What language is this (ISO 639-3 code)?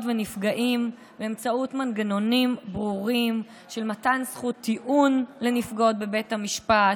heb